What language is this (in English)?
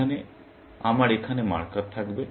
Bangla